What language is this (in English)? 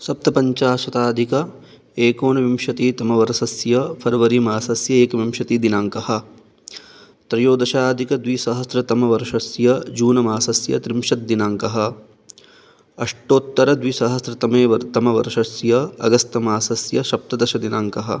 Sanskrit